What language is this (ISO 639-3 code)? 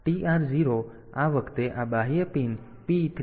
guj